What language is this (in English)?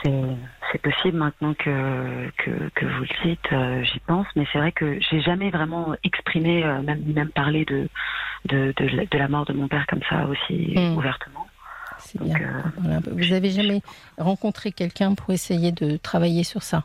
French